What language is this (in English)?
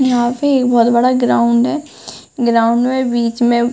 Hindi